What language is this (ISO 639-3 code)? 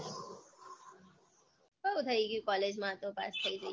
guj